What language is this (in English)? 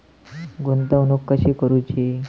Marathi